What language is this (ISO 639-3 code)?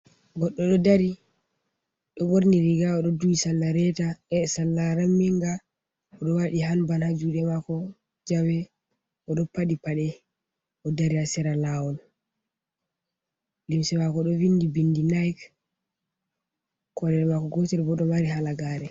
ful